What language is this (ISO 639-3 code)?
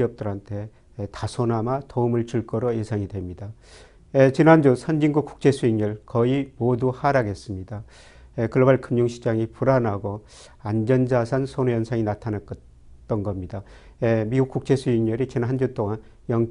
kor